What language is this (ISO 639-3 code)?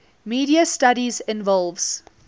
eng